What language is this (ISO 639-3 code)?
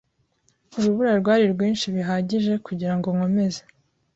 kin